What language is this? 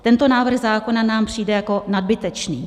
Czech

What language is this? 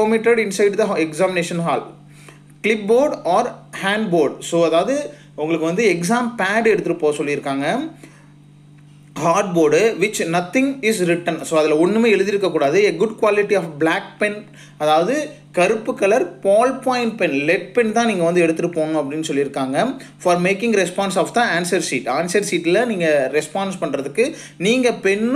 Tamil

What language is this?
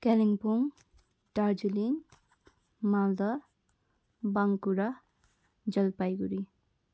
Nepali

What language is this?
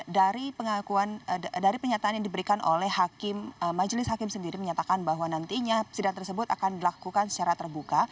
Indonesian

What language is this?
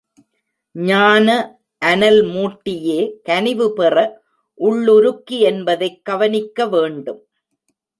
Tamil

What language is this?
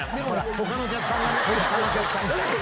Japanese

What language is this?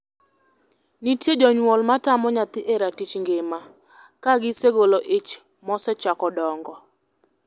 Luo (Kenya and Tanzania)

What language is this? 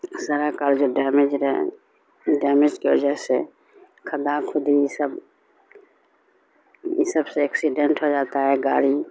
Urdu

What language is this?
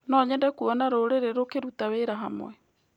Kikuyu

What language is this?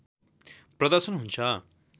Nepali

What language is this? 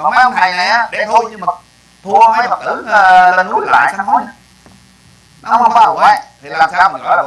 Vietnamese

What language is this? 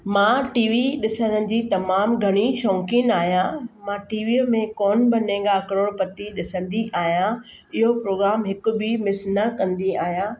Sindhi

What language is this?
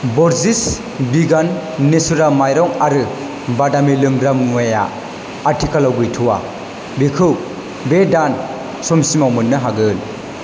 Bodo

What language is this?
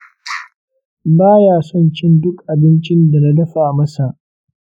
Hausa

